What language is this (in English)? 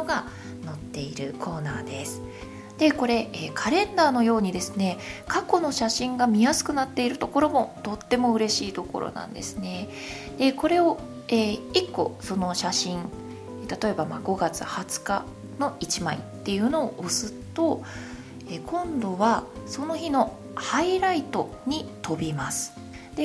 Japanese